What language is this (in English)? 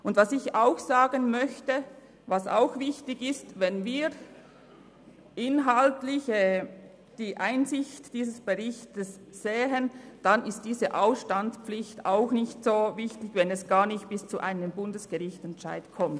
Swiss German